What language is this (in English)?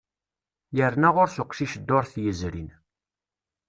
Kabyle